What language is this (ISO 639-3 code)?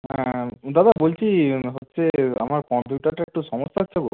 ben